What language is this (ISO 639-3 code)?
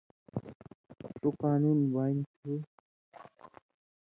mvy